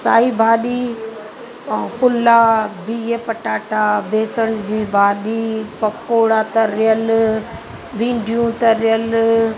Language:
Sindhi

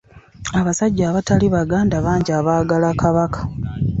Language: Ganda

